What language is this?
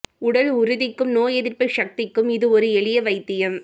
Tamil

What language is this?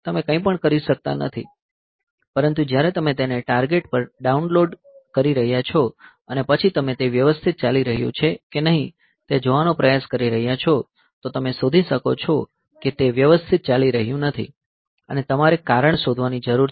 Gujarati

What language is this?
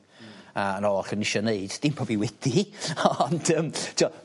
Welsh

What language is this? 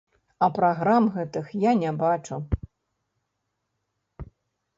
Belarusian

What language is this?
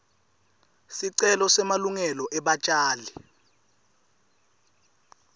Swati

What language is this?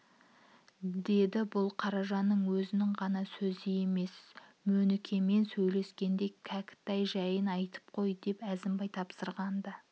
Kazakh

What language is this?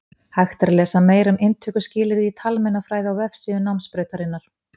Icelandic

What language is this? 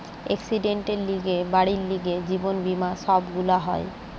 Bangla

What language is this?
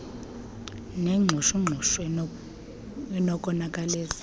Xhosa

